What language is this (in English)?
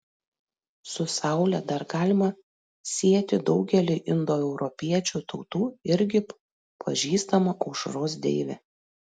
Lithuanian